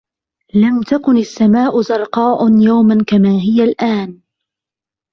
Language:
Arabic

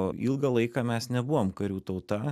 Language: Lithuanian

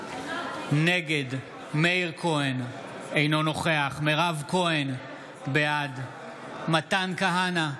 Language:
Hebrew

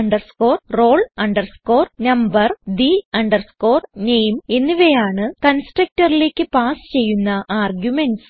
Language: Malayalam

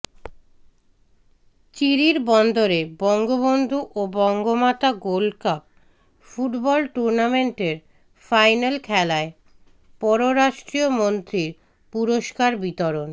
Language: Bangla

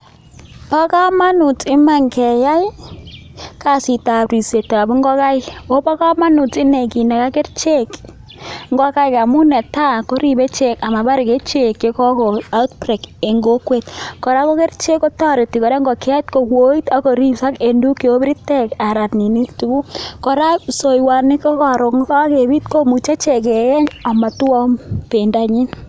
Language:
Kalenjin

